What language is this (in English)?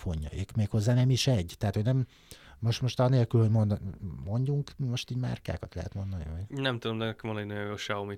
Hungarian